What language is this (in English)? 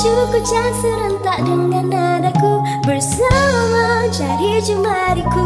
Indonesian